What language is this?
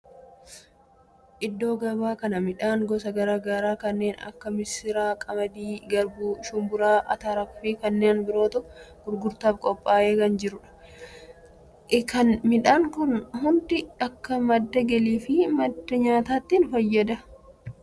Oromo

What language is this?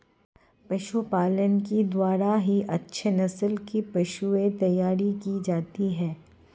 Hindi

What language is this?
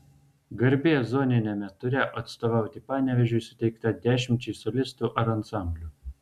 Lithuanian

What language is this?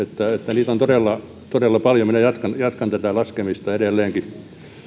Finnish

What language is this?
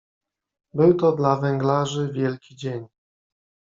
Polish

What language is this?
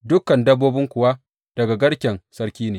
Hausa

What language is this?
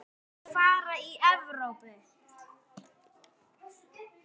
Icelandic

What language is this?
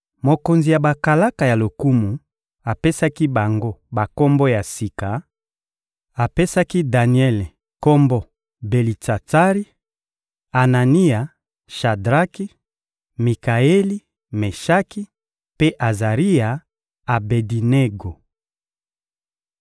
Lingala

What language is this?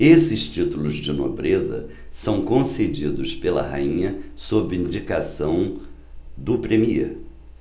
Portuguese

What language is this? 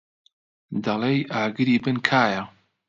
Central Kurdish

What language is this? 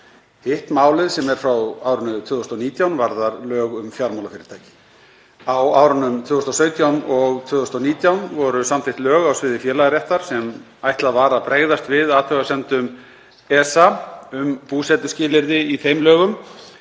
Icelandic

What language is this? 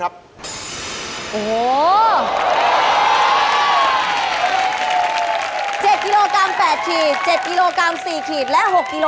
Thai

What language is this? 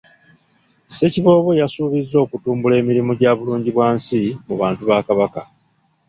Ganda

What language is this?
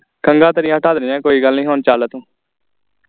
Punjabi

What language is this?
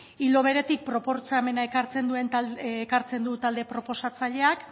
Basque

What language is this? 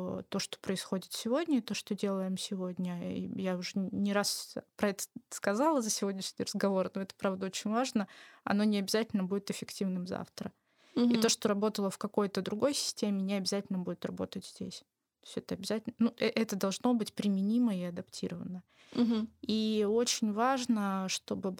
Russian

